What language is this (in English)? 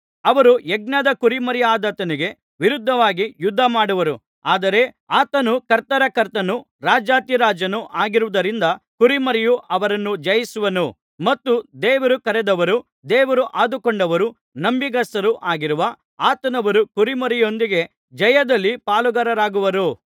Kannada